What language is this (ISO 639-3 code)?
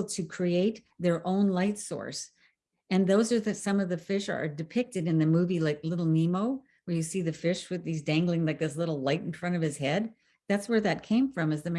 eng